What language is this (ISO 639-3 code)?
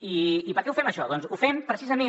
cat